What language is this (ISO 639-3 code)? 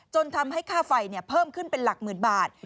tha